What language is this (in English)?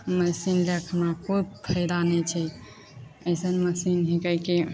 Maithili